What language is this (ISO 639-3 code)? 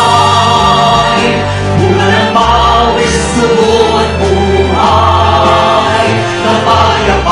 tha